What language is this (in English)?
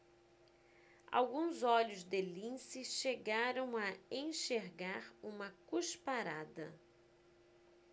Portuguese